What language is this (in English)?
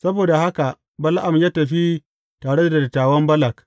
Hausa